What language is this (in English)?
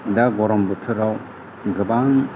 Bodo